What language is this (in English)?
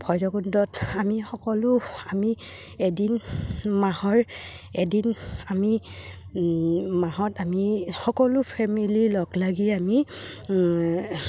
Assamese